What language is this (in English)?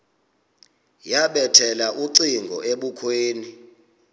Xhosa